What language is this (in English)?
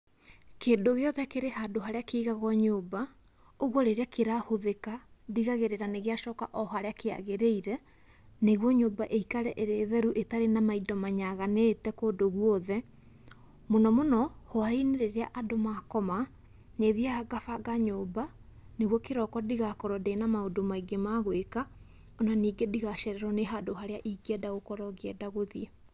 Kikuyu